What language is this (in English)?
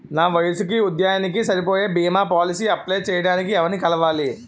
Telugu